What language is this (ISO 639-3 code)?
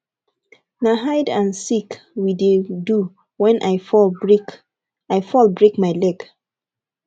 pcm